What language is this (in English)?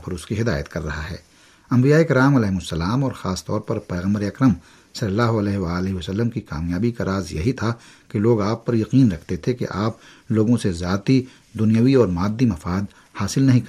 Urdu